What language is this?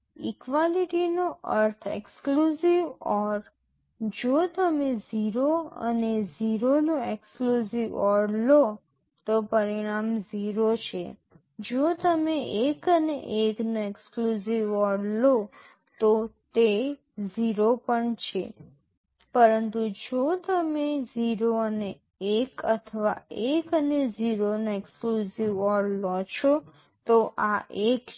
Gujarati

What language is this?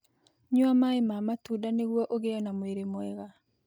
Kikuyu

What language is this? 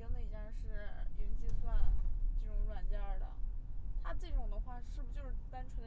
Chinese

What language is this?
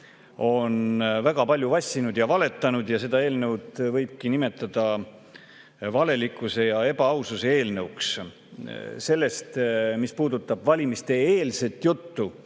Estonian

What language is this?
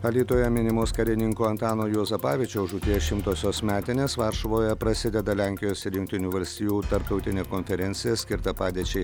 Lithuanian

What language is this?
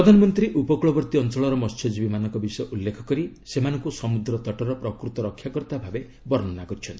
Odia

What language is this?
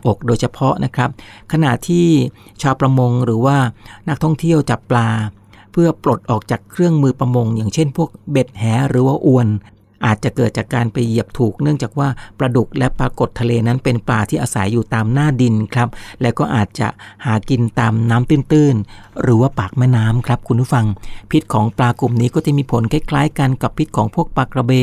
Thai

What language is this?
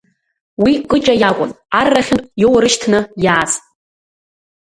Abkhazian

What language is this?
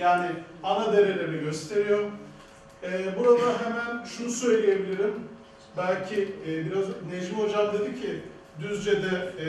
Turkish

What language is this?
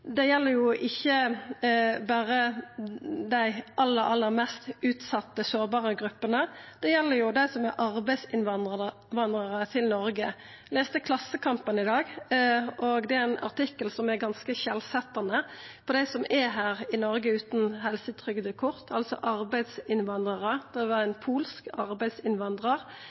Norwegian Nynorsk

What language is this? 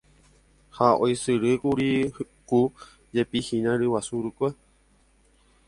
Guarani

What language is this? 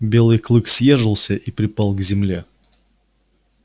Russian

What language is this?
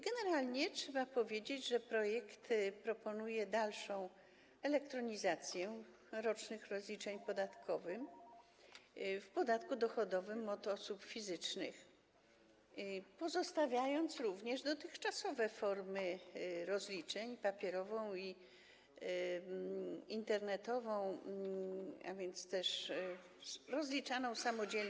Polish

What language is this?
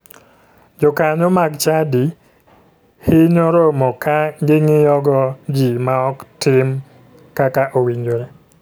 Luo (Kenya and Tanzania)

